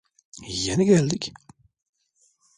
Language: Turkish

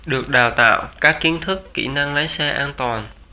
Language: Vietnamese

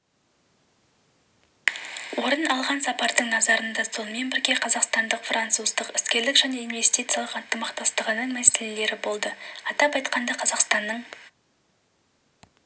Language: Kazakh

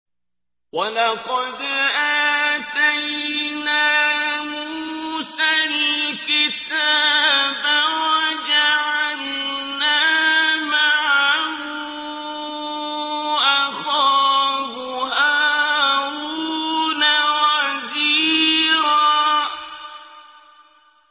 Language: Arabic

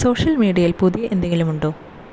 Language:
Malayalam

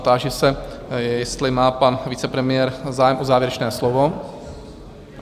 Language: Czech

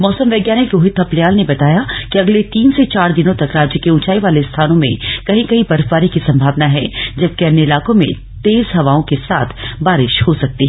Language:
Hindi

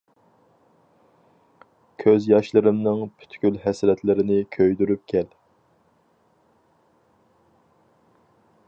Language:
Uyghur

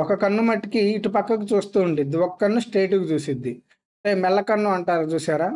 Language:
Telugu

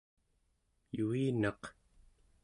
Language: Central Yupik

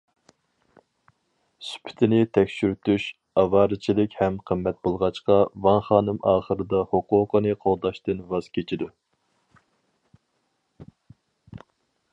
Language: Uyghur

